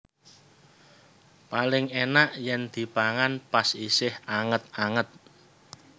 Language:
Javanese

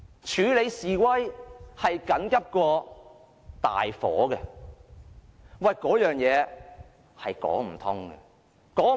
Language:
Cantonese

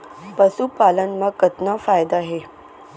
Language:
Chhattisgarhi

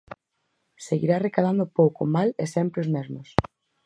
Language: Galician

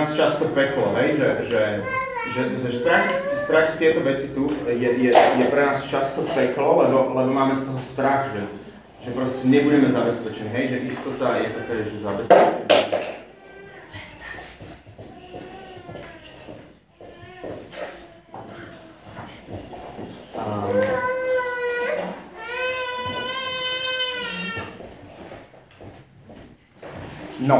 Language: Slovak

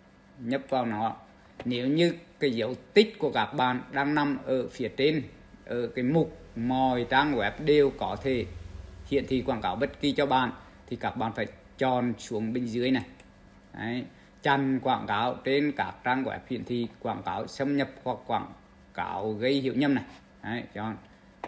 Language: Vietnamese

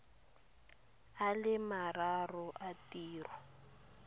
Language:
Tswana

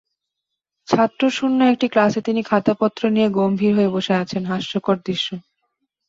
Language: Bangla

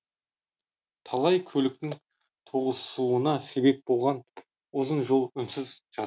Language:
Kazakh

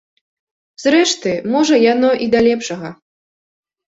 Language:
Belarusian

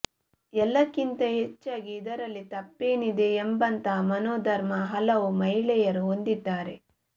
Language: Kannada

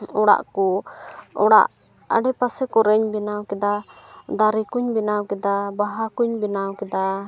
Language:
Santali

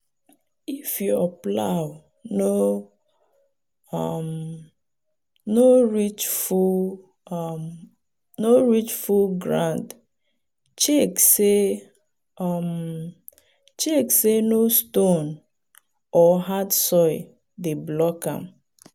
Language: Nigerian Pidgin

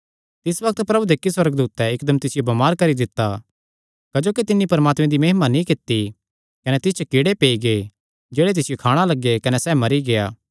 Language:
Kangri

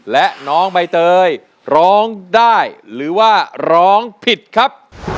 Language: Thai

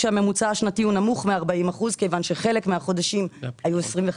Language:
Hebrew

